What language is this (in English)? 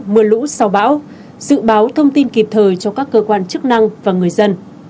Vietnamese